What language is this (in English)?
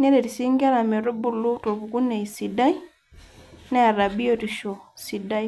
Masai